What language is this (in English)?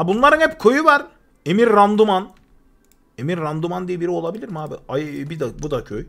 Turkish